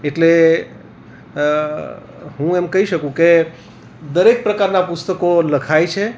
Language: Gujarati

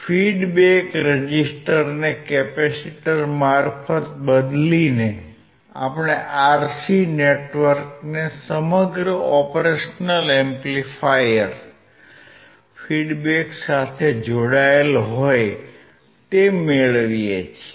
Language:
Gujarati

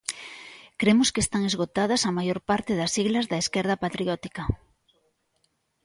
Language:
Galician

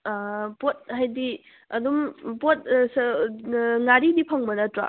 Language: Manipuri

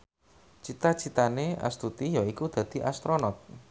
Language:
Javanese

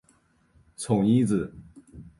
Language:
Chinese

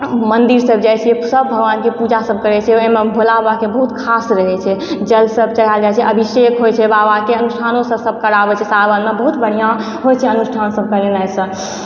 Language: Maithili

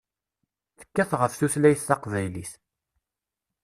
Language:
Kabyle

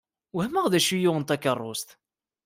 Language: Kabyle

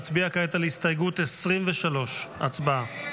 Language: Hebrew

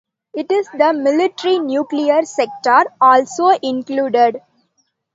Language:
English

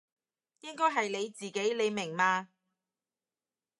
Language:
Cantonese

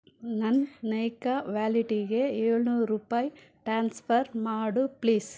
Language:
Kannada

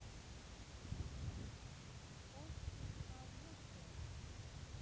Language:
Russian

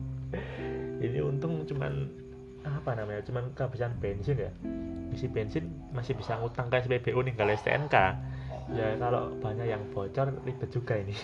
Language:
Indonesian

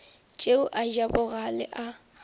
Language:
Northern Sotho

